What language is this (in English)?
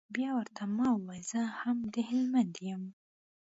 Pashto